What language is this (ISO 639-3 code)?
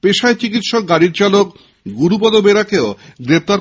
ben